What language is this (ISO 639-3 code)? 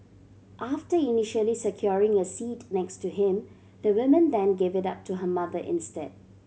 eng